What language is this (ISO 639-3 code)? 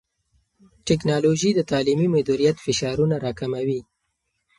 pus